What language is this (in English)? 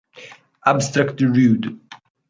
Italian